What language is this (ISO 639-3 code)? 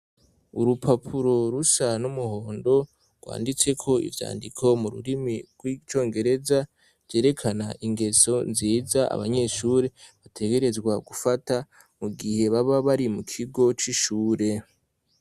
run